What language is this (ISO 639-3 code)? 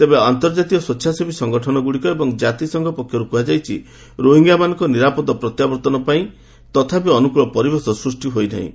ori